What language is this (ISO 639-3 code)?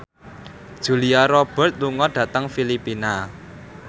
jav